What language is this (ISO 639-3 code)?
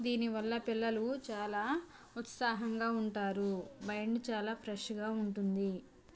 tel